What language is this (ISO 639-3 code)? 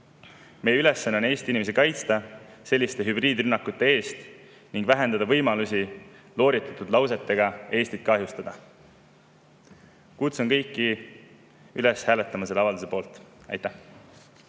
est